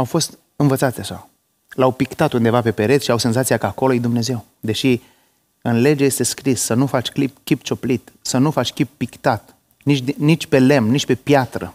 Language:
Romanian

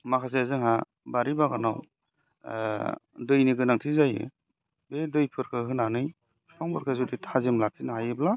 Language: Bodo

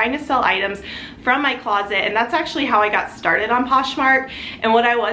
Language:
English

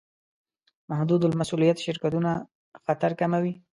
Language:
Pashto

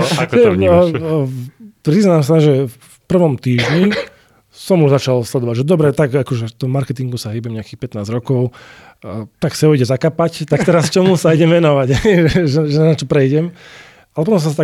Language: Slovak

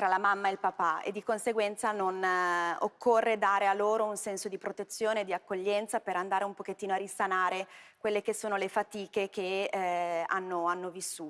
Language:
Italian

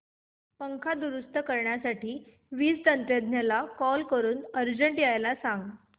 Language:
Marathi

